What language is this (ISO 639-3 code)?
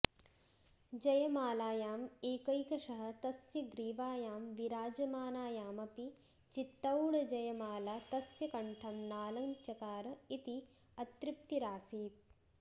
san